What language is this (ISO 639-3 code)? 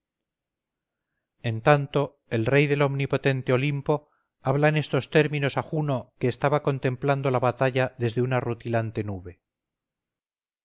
spa